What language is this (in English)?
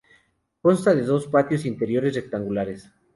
Spanish